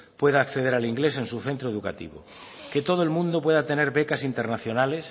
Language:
Spanish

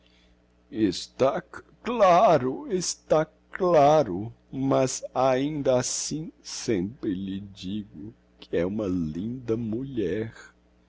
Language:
Portuguese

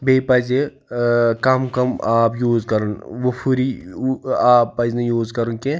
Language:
Kashmiri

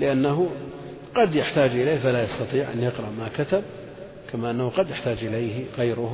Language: Arabic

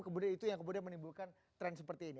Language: Indonesian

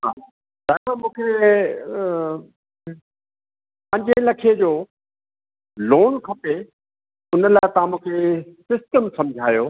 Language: Sindhi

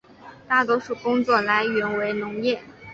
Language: Chinese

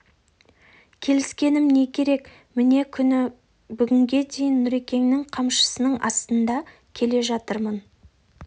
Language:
Kazakh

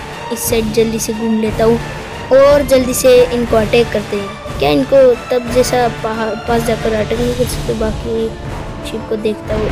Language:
Hindi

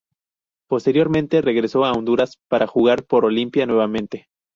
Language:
Spanish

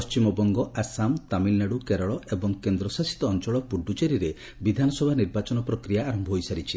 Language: Odia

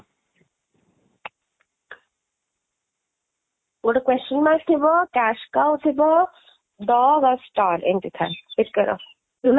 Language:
Odia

